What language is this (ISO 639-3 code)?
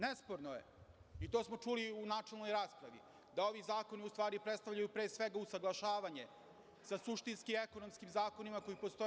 srp